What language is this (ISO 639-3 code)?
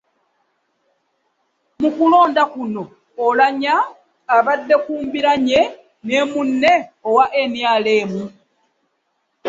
lug